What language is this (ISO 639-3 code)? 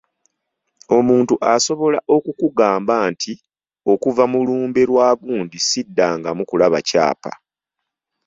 lug